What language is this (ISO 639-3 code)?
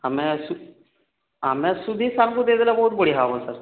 ori